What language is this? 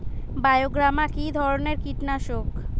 Bangla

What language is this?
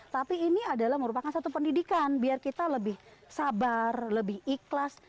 Indonesian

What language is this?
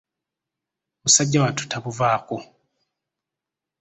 Ganda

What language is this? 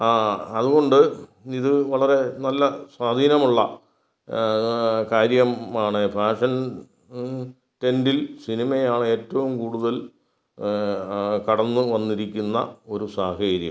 Malayalam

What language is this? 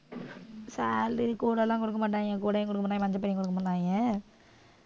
Tamil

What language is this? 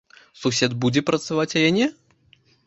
Belarusian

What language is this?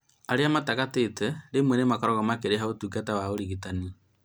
Kikuyu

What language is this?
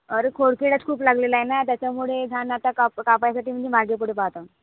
Marathi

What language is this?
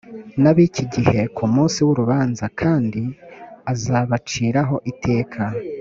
Kinyarwanda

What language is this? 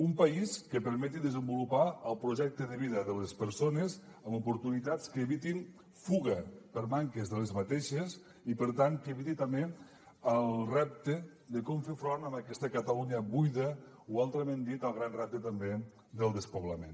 Catalan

